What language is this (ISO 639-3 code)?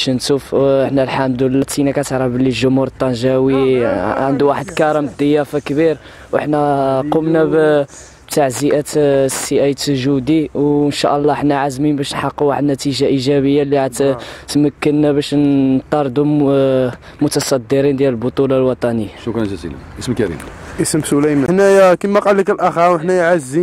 ara